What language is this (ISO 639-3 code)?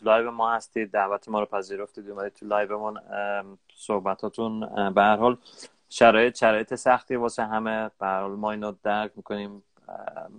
fas